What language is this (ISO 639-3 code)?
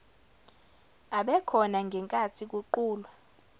zul